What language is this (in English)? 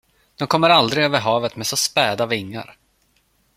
Swedish